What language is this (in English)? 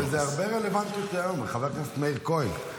Hebrew